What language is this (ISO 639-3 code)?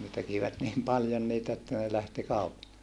fin